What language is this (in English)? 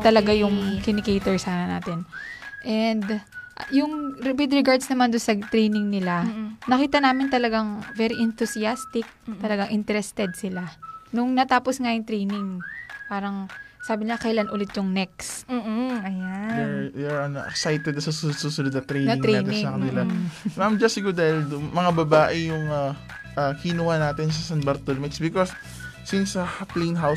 Filipino